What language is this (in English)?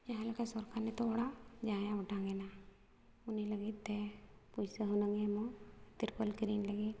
Santali